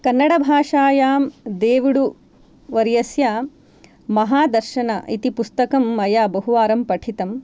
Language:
Sanskrit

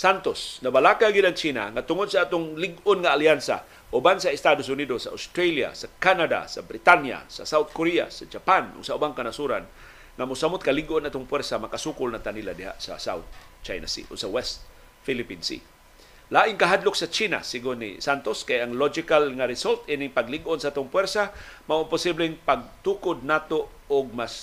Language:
Filipino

